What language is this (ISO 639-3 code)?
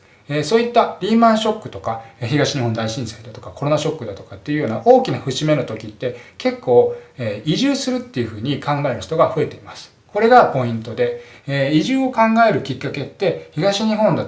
jpn